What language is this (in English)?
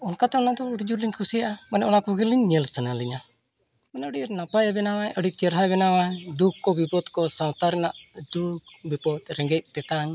Santali